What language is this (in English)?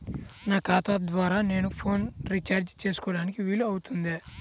Telugu